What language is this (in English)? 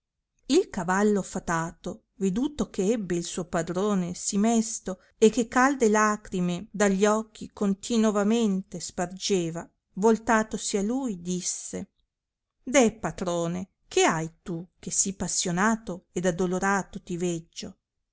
Italian